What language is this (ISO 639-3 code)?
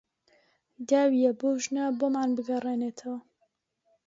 ckb